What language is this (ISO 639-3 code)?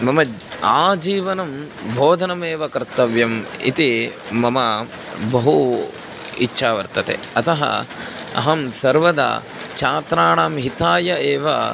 san